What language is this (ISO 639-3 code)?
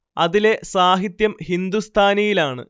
mal